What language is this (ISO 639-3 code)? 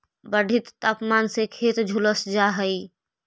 mag